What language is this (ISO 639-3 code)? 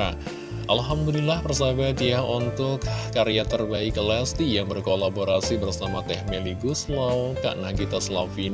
ind